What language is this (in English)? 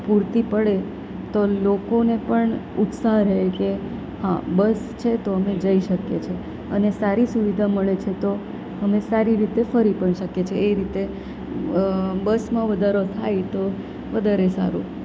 Gujarati